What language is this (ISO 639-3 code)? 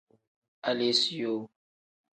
kdh